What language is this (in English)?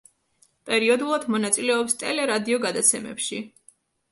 Georgian